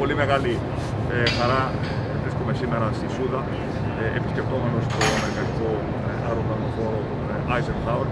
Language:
Greek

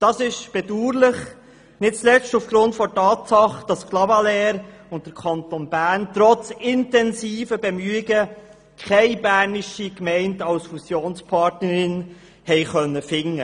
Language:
Swiss German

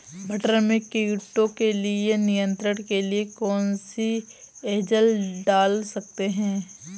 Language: Hindi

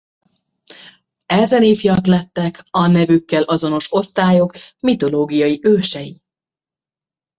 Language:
Hungarian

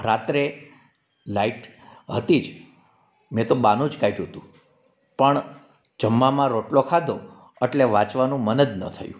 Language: Gujarati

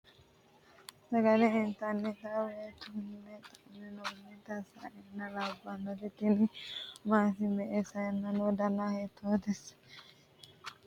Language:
Sidamo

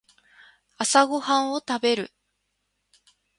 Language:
Japanese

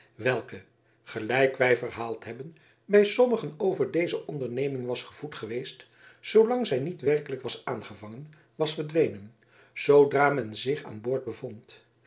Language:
Dutch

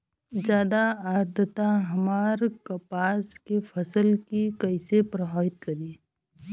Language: Bhojpuri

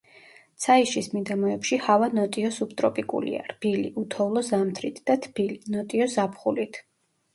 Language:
Georgian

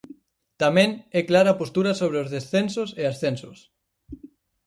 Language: Galician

